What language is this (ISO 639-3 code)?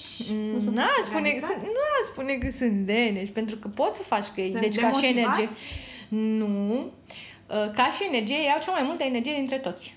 ron